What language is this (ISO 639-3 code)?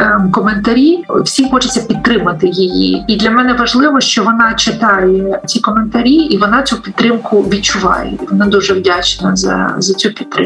ukr